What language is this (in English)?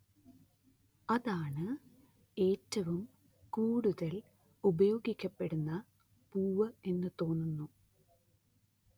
Malayalam